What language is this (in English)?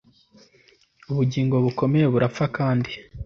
Kinyarwanda